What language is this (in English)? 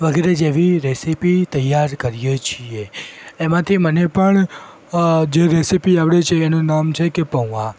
Gujarati